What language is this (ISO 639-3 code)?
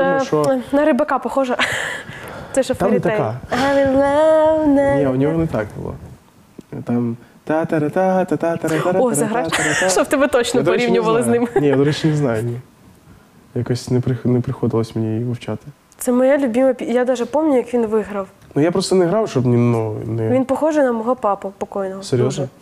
ukr